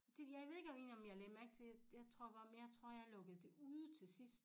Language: Danish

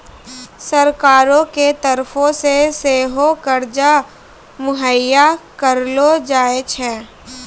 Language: Maithili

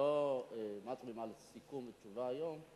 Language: Hebrew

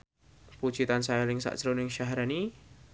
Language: Javanese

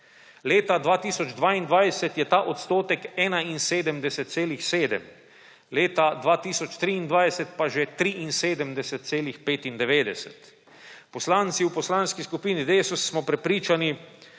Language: Slovenian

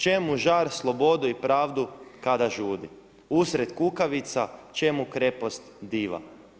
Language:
Croatian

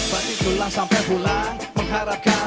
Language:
Indonesian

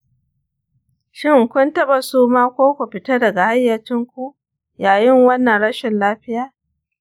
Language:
Hausa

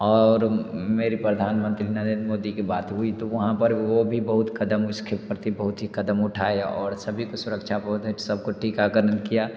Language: Hindi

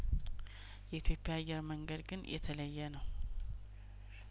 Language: Amharic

